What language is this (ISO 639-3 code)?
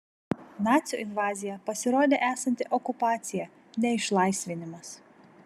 lit